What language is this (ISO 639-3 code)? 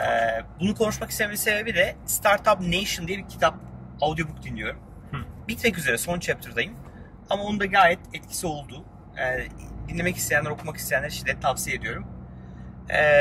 tur